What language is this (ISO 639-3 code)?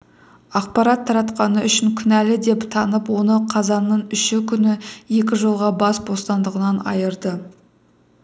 kaz